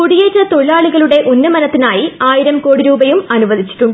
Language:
Malayalam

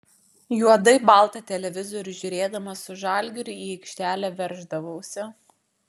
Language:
Lithuanian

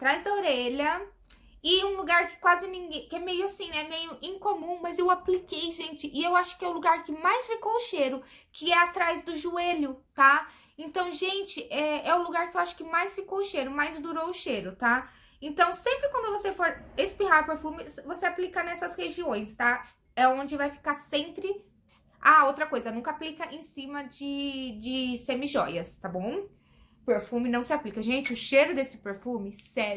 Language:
Portuguese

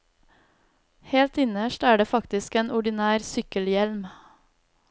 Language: Norwegian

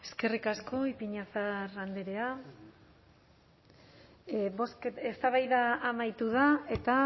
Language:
Basque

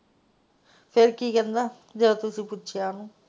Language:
Punjabi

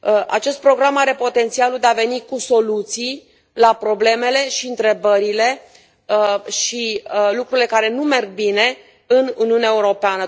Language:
Romanian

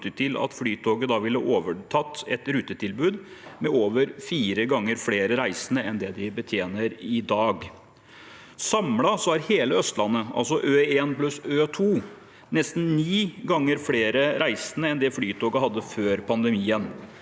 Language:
Norwegian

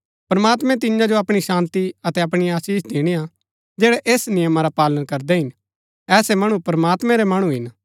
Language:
Gaddi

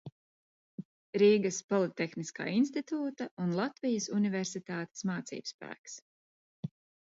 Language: Latvian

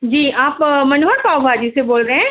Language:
Urdu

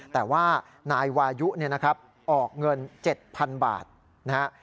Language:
Thai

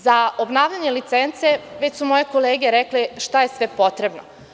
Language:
Serbian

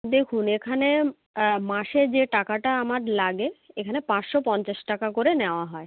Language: Bangla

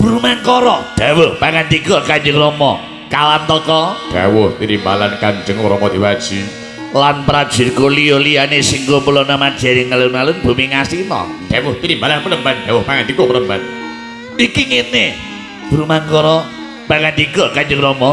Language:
Indonesian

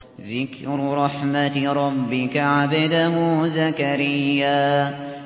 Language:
Arabic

